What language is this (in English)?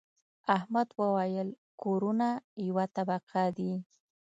Pashto